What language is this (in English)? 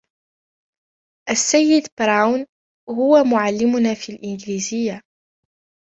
Arabic